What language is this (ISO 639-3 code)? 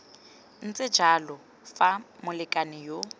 tsn